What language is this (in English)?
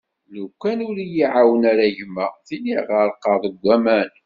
Kabyle